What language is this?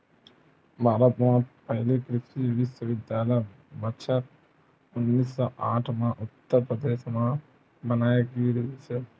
Chhattisgarhi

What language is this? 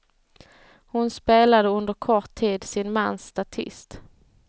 Swedish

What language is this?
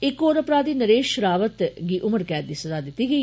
Dogri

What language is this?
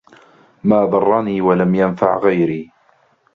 Arabic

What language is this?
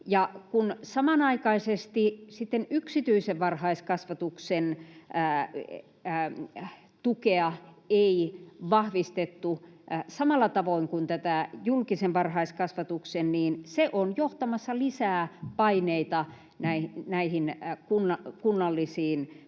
Finnish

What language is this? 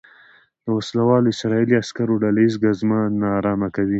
Pashto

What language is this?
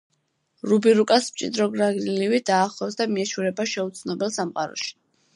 Georgian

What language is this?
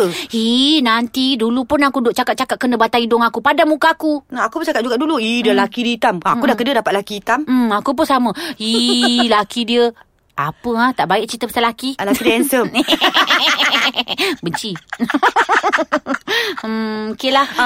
Malay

